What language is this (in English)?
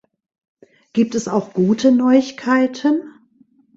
German